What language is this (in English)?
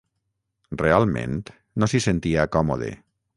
Catalan